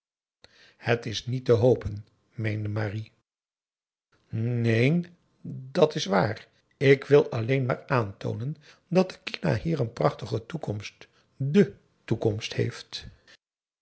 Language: Dutch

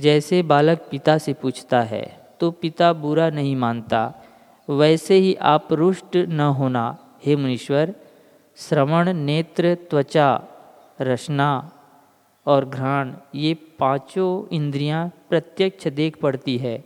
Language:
Hindi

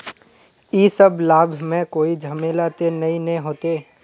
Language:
Magahi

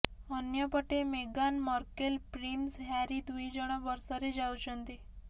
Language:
Odia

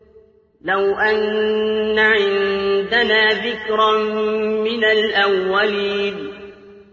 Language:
Arabic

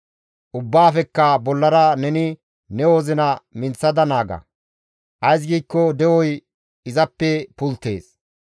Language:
Gamo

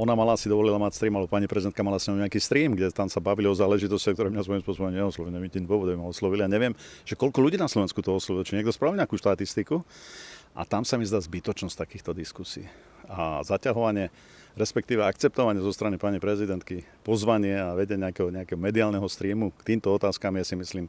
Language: Slovak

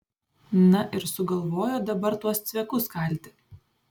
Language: Lithuanian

